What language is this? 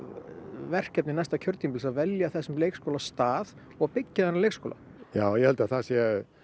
Icelandic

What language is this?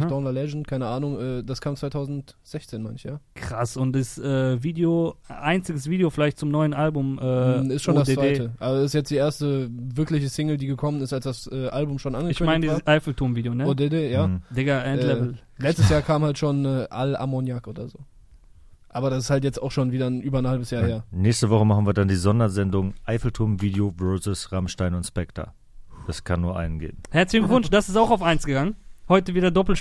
German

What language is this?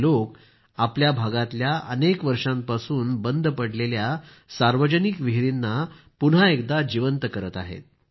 Marathi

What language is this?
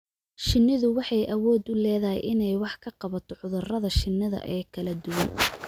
Somali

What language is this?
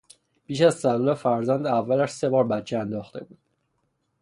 Persian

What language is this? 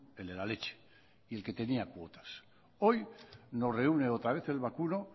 Spanish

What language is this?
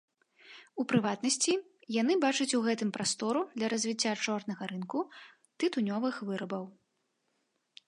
Belarusian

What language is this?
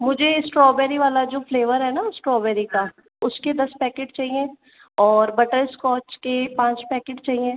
Hindi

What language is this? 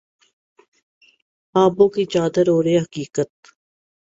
Urdu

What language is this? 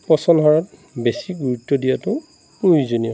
Assamese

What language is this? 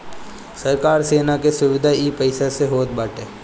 Bhojpuri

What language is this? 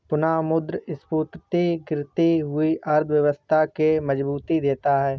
Hindi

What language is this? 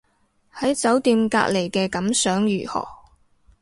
Cantonese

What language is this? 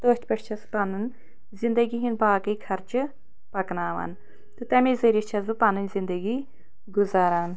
Kashmiri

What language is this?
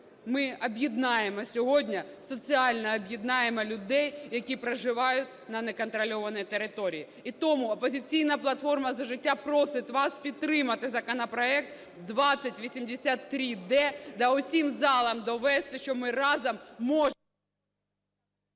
Ukrainian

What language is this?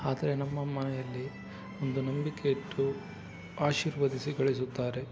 Kannada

